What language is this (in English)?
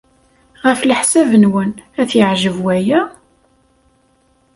Kabyle